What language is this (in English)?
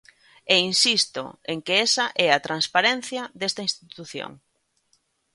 Galician